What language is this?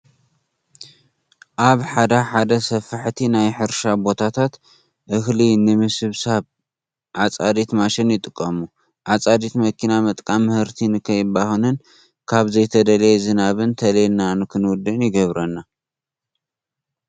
Tigrinya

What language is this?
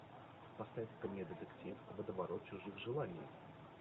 Russian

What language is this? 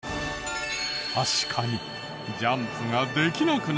Japanese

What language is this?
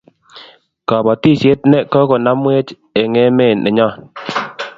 Kalenjin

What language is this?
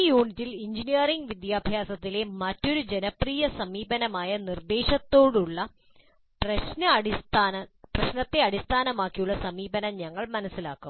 Malayalam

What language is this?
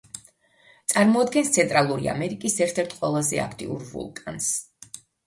Georgian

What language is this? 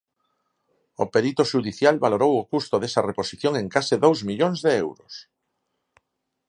Galician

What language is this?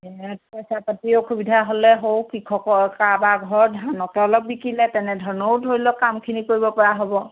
Assamese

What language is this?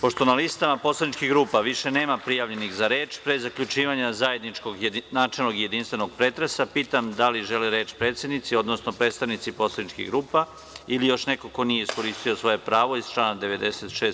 Serbian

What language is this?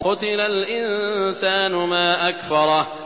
Arabic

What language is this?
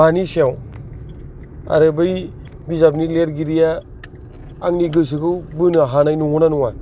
Bodo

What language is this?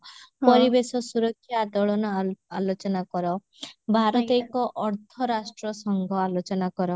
Odia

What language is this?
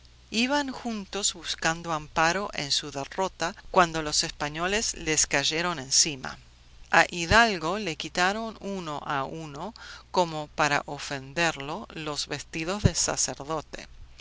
Spanish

